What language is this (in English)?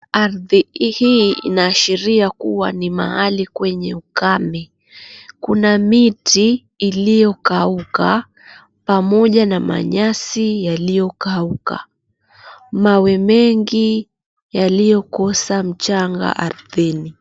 Swahili